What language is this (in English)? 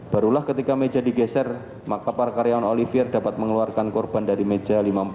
Indonesian